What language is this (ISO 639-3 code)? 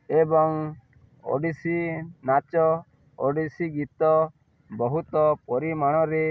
ori